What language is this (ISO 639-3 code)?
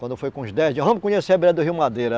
por